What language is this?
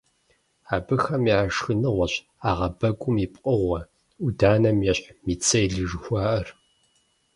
Kabardian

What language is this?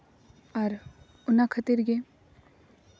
Santali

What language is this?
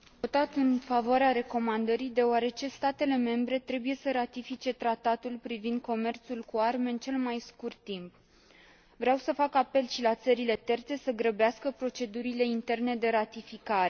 Romanian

